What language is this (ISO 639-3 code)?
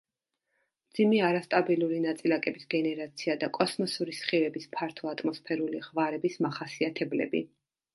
kat